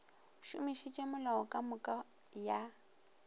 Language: Northern Sotho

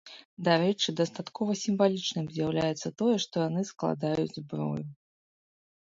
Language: Belarusian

